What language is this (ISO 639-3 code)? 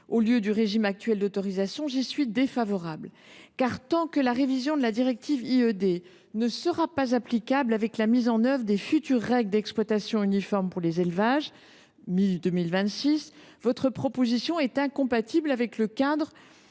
fra